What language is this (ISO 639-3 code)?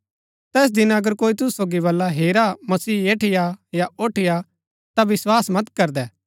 gbk